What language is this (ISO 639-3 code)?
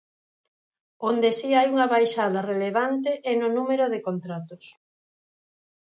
glg